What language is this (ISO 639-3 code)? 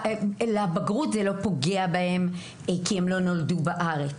heb